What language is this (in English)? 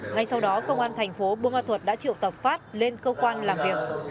Vietnamese